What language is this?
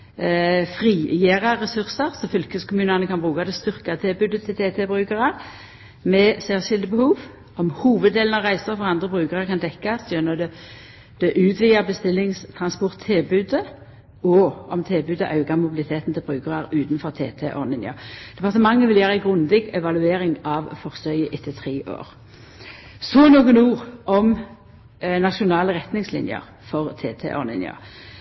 Norwegian Nynorsk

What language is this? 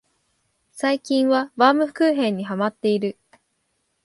Japanese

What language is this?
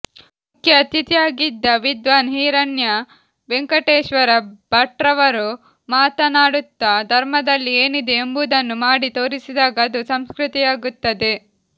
Kannada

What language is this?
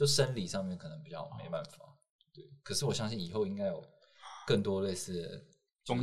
Chinese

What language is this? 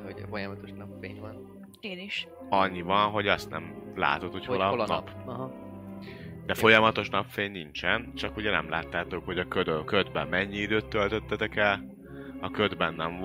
Hungarian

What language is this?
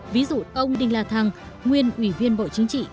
Vietnamese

